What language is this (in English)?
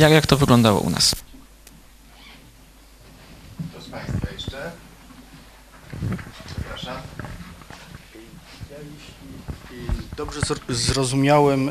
Polish